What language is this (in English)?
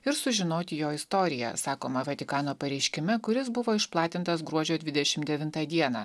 Lithuanian